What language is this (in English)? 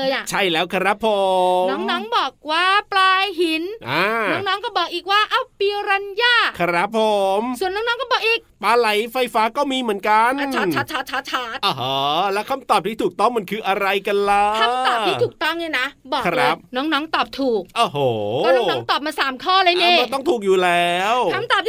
Thai